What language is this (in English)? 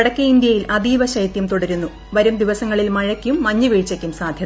Malayalam